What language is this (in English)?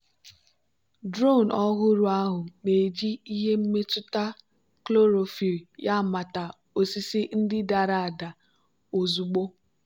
Igbo